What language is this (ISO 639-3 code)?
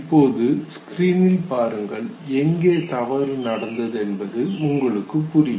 tam